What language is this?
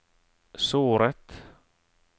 Norwegian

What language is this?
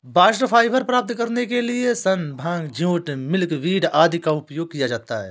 Hindi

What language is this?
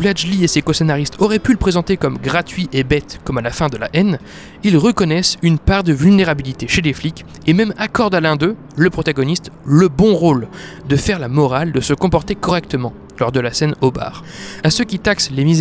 French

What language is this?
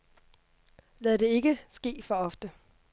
Danish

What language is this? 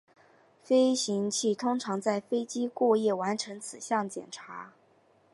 Chinese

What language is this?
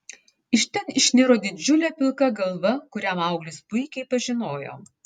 Lithuanian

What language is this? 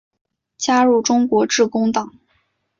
Chinese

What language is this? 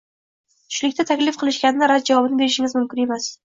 Uzbek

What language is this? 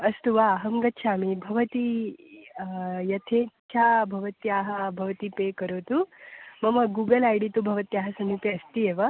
Sanskrit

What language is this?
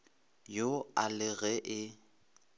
Northern Sotho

